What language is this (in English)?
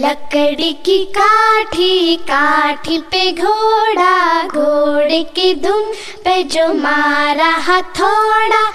Hindi